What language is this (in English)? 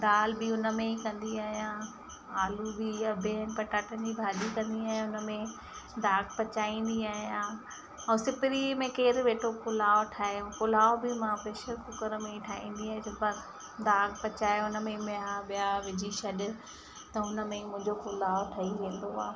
Sindhi